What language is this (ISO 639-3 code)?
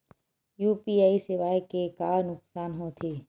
hne